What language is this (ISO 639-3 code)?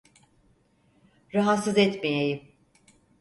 tur